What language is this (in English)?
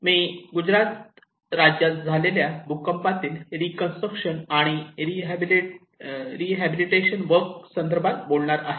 Marathi